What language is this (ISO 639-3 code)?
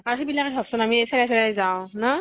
asm